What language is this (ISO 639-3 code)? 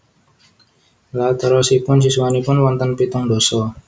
jav